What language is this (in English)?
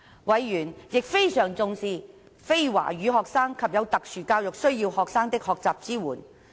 Cantonese